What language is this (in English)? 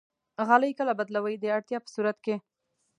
Pashto